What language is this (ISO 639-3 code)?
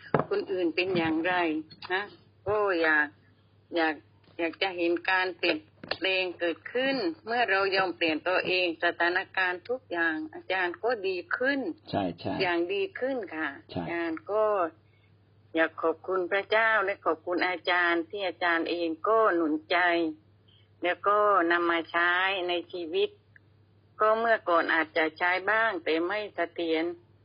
tha